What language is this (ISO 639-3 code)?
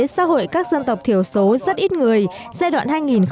vie